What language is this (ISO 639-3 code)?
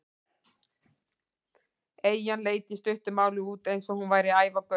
isl